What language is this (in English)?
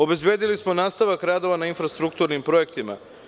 Serbian